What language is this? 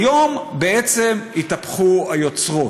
Hebrew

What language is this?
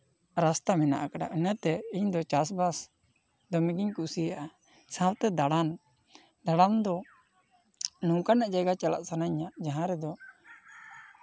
Santali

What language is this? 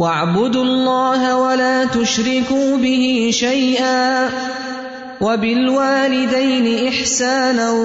Urdu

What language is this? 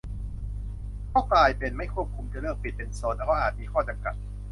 Thai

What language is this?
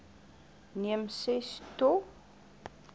Afrikaans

